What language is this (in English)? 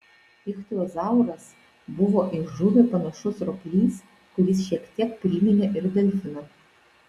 Lithuanian